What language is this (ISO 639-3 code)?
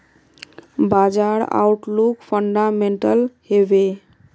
mag